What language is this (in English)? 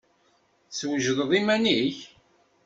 Kabyle